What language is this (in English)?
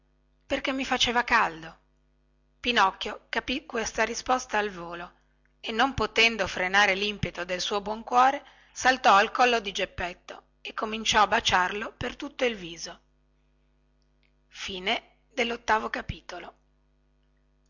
Italian